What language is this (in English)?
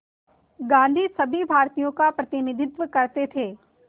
Hindi